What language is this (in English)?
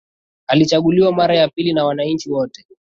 Swahili